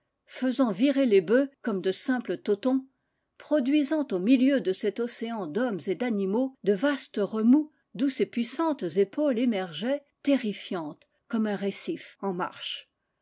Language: French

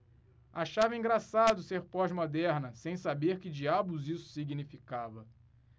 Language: Portuguese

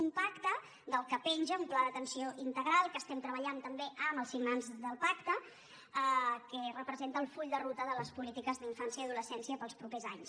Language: Catalan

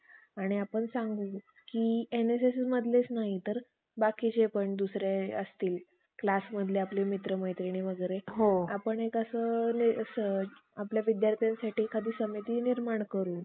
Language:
Marathi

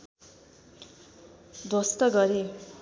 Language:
Nepali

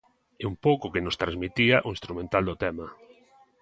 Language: Galician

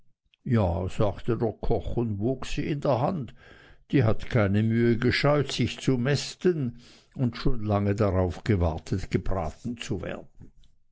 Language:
German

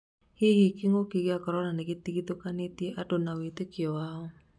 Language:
Kikuyu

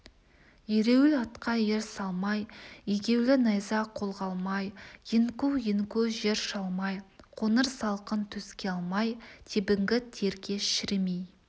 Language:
Kazakh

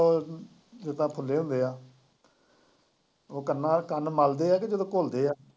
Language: Punjabi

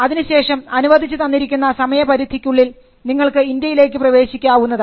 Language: Malayalam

